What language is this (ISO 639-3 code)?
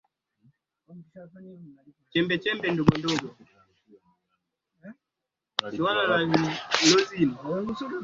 swa